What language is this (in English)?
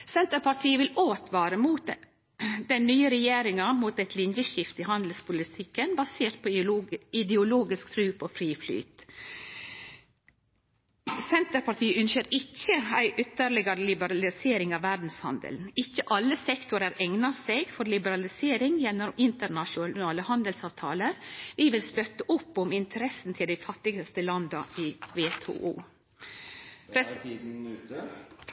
Norwegian Nynorsk